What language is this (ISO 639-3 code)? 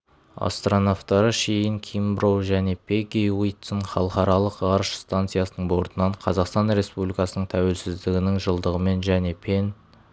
kaz